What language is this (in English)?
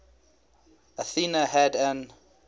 English